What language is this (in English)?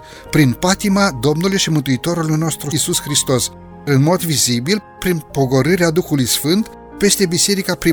Romanian